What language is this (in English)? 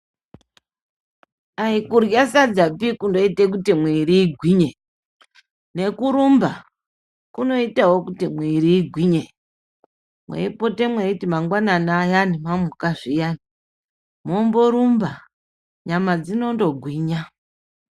Ndau